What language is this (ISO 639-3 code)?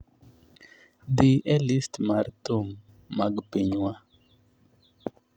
luo